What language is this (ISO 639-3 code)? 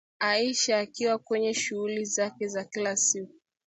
swa